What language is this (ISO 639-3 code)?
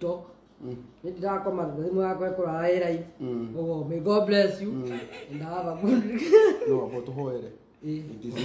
ita